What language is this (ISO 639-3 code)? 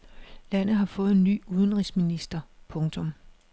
dan